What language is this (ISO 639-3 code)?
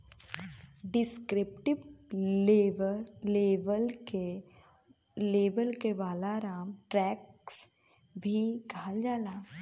bho